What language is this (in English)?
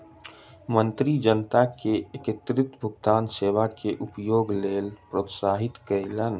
Maithili